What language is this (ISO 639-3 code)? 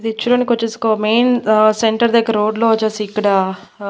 tel